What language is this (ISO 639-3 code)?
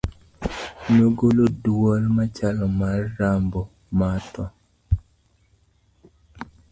luo